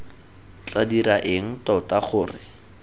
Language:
Tswana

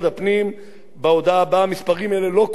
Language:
Hebrew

